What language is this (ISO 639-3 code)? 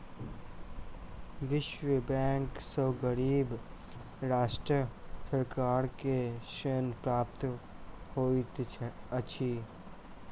mai